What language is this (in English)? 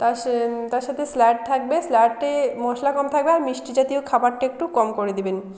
Bangla